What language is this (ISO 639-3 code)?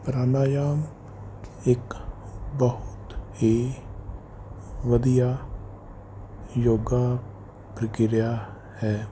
pan